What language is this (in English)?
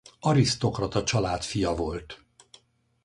Hungarian